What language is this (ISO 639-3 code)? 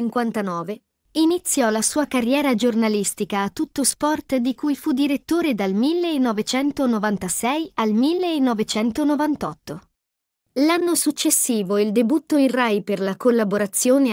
ita